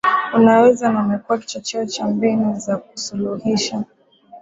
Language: Swahili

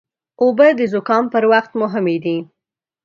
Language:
Pashto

